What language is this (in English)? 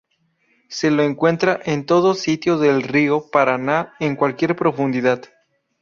Spanish